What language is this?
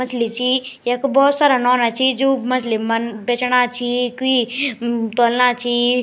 Garhwali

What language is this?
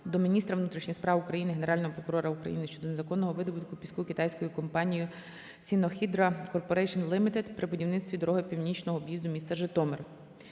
Ukrainian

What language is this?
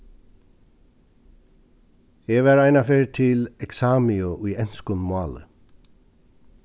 Faroese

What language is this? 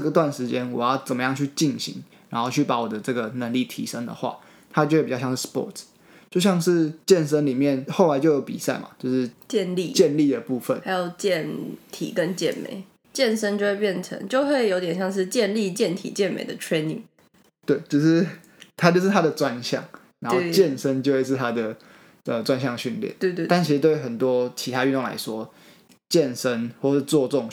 Chinese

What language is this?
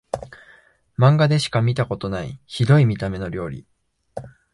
Japanese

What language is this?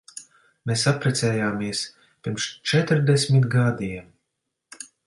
Latvian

